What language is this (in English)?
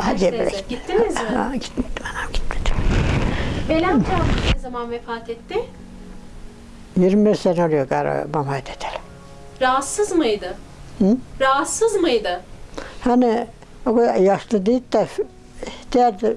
Turkish